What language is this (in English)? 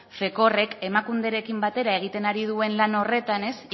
Basque